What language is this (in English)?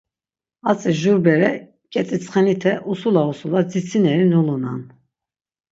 Laz